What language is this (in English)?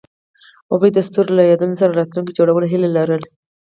Pashto